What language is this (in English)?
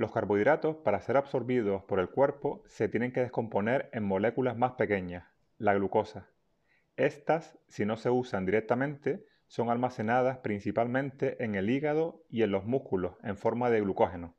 Spanish